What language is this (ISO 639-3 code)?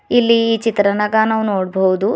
kan